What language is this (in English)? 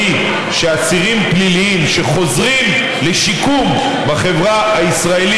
Hebrew